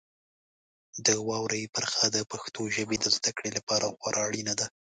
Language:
Pashto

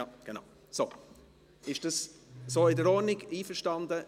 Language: Swiss German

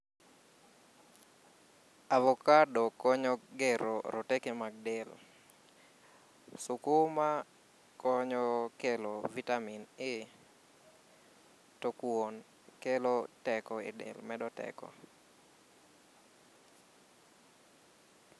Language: Luo (Kenya and Tanzania)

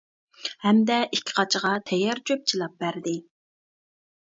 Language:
Uyghur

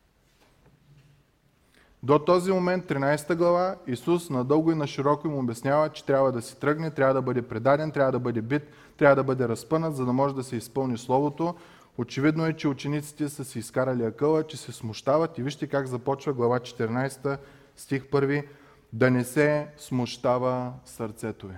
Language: Bulgarian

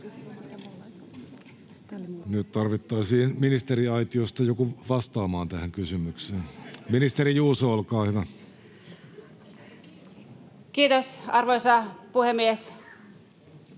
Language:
Finnish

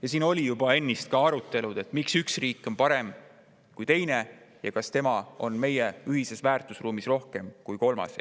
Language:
Estonian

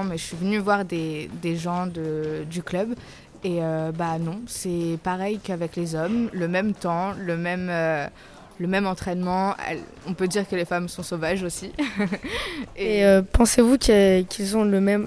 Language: French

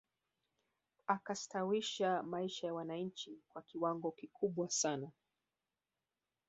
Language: Swahili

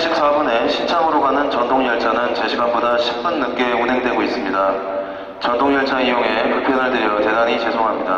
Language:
Korean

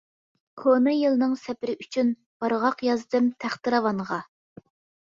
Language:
Uyghur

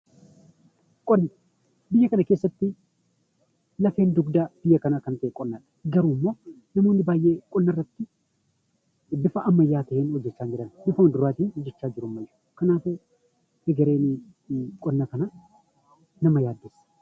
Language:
Oromo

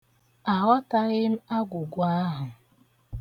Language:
Igbo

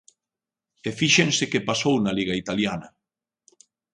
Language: Galician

